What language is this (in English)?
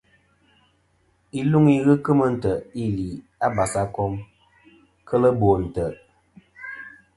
Kom